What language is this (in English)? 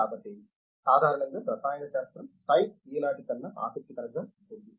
Telugu